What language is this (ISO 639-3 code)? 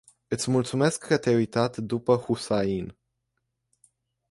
ron